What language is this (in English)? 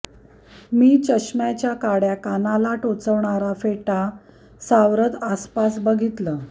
Marathi